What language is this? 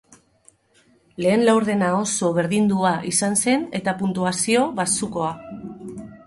Basque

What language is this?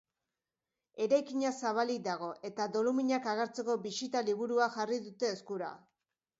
Basque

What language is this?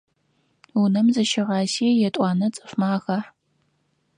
Adyghe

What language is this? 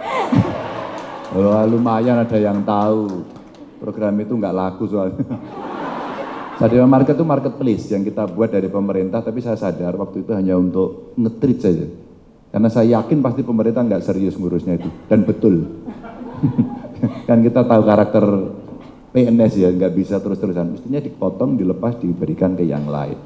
Indonesian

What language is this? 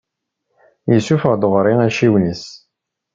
Kabyle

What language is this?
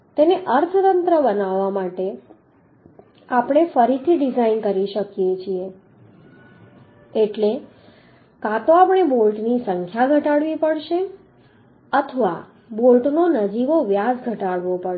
Gujarati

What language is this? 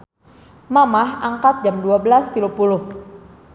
Sundanese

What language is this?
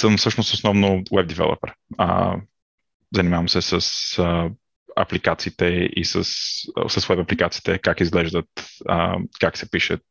Bulgarian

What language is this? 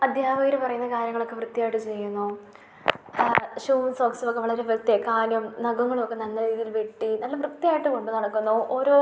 Malayalam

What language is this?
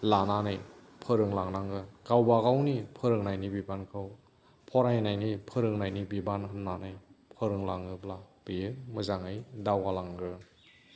Bodo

